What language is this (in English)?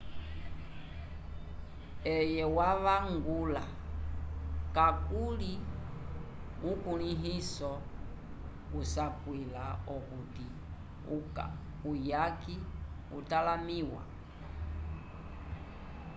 Umbundu